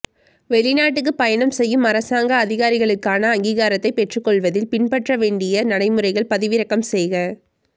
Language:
Tamil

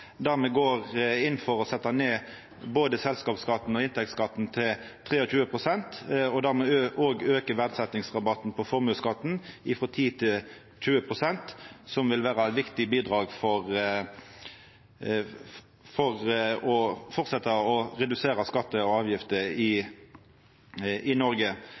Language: Norwegian Nynorsk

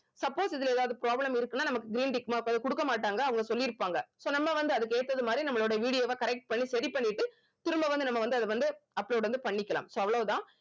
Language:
Tamil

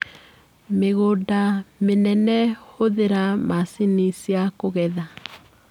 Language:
Kikuyu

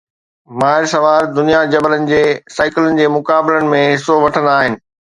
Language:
Sindhi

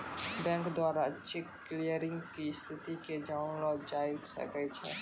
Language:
Maithili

